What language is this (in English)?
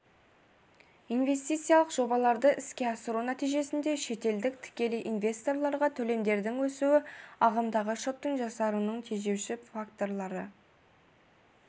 Kazakh